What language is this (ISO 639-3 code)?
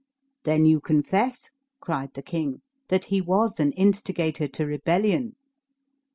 eng